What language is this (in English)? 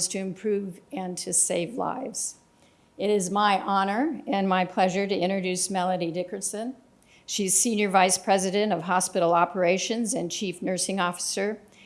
English